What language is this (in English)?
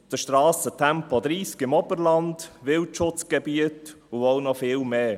Swiss German